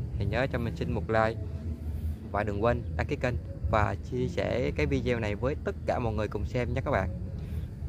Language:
Vietnamese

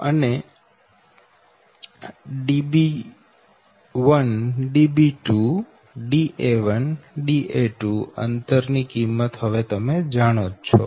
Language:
Gujarati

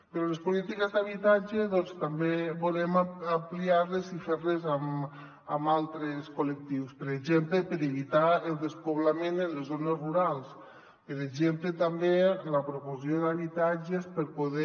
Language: Catalan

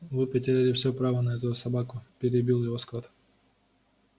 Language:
Russian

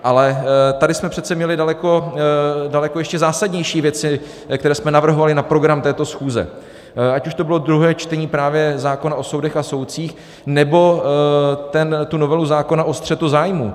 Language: Czech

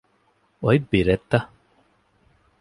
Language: Divehi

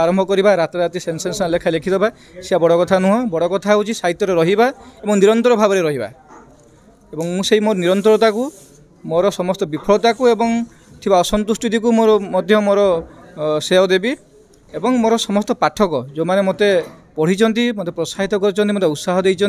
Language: Hindi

